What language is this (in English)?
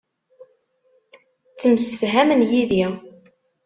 Kabyle